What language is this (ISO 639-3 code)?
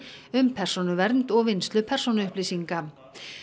isl